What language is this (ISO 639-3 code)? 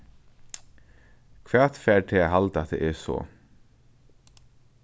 fao